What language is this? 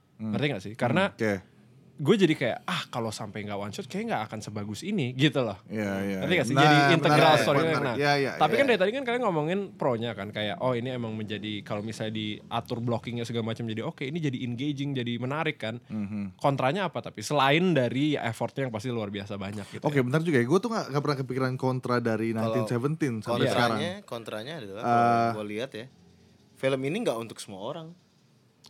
Indonesian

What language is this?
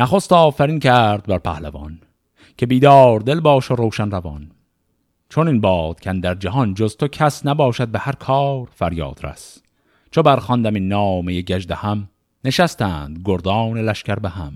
Persian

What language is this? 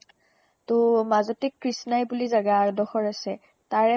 Assamese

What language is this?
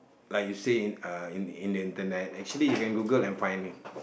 English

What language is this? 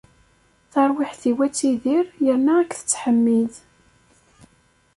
Kabyle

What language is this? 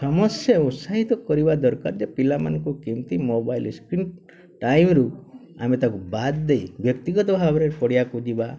Odia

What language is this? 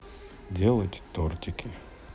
Russian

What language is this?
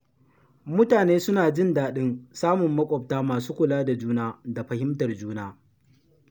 Hausa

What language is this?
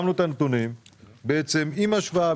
Hebrew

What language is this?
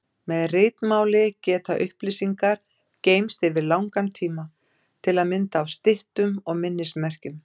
Icelandic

